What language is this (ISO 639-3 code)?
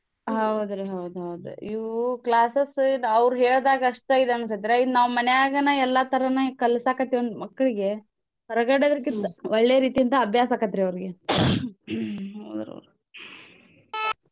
kan